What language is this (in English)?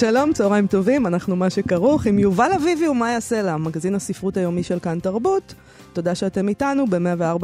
Hebrew